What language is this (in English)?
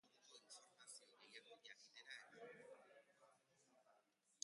Basque